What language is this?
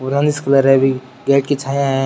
Rajasthani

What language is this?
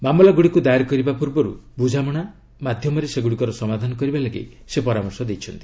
Odia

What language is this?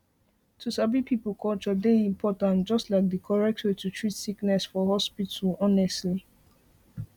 Nigerian Pidgin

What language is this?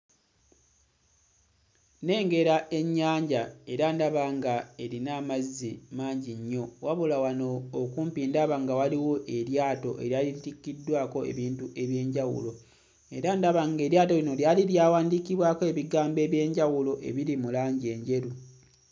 Ganda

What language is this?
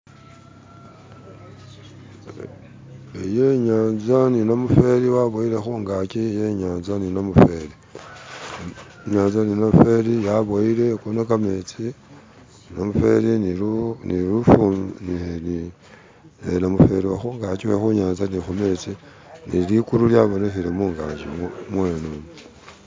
Masaaba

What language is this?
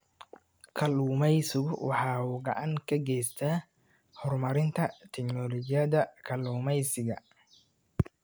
Somali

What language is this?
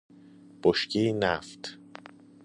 Persian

